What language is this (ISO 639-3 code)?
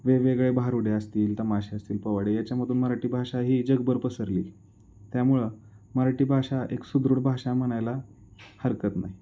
mar